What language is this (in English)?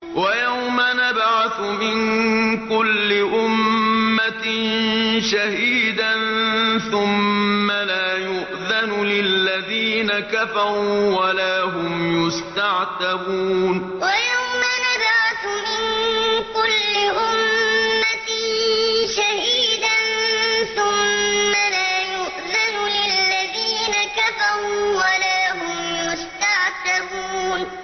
Arabic